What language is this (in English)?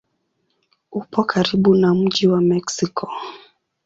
Swahili